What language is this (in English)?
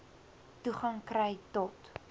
Afrikaans